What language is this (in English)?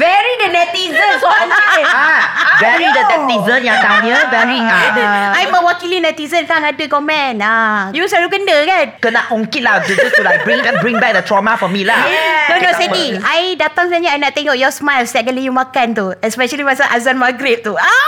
Malay